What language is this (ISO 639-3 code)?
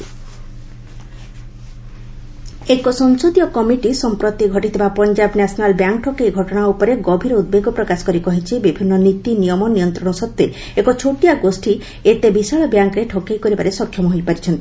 ori